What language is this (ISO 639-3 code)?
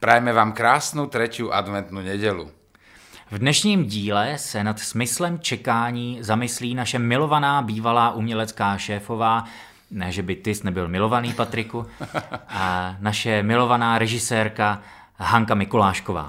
ces